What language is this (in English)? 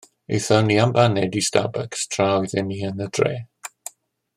Welsh